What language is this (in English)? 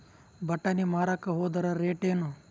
Kannada